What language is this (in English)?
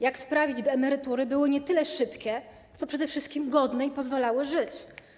Polish